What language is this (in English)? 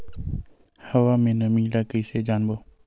Chhattisgarhi